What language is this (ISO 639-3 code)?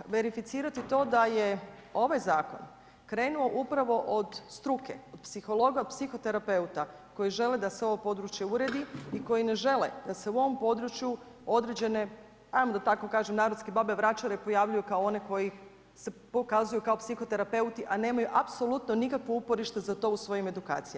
hrv